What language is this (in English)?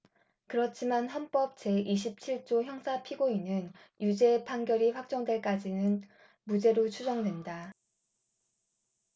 Korean